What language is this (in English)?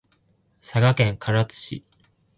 Japanese